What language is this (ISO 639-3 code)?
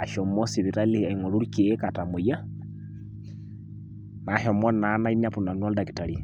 mas